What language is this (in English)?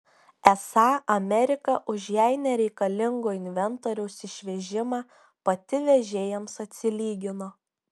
Lithuanian